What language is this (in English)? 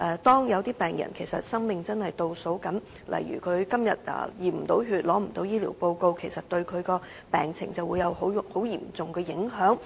Cantonese